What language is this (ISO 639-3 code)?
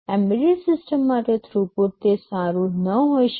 guj